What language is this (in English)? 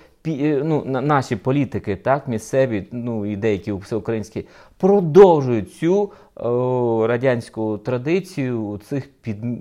Ukrainian